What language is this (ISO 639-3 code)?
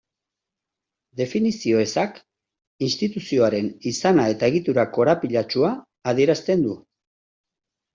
eus